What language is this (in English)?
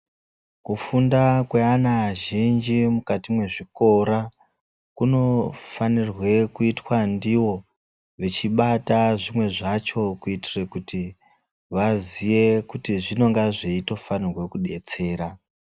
Ndau